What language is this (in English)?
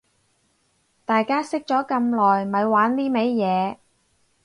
Cantonese